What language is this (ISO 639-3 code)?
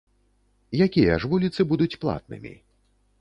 bel